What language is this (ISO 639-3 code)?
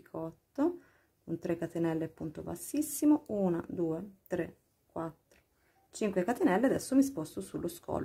ita